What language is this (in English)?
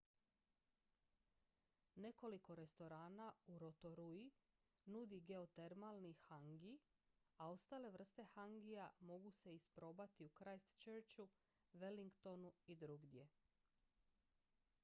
Croatian